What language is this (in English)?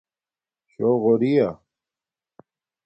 Domaaki